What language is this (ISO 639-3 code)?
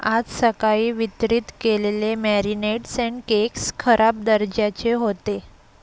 mar